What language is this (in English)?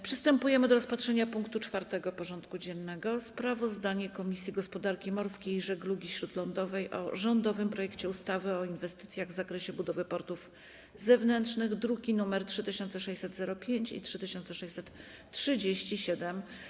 Polish